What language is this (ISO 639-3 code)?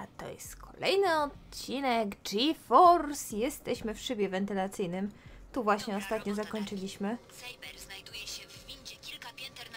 pol